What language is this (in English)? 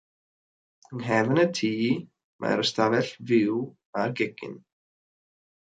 Welsh